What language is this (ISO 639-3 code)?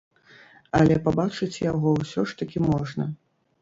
bel